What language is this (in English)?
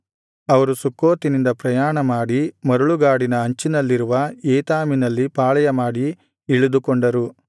Kannada